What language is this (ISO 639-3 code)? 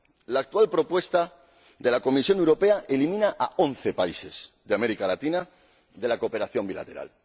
spa